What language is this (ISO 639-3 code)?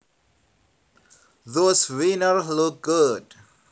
jav